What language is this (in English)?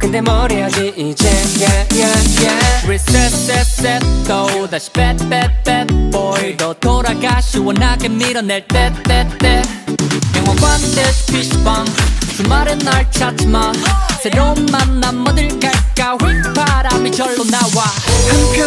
Polish